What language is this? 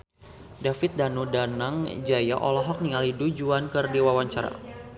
Sundanese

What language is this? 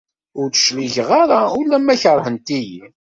Kabyle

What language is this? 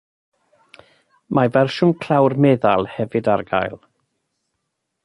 Welsh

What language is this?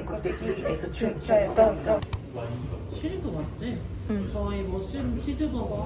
Korean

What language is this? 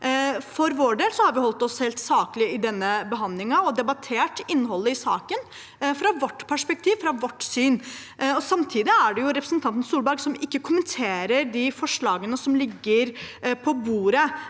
Norwegian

